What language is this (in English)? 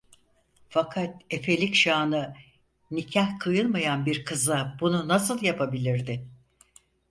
Turkish